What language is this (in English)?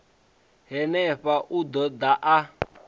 Venda